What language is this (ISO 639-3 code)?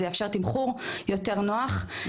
heb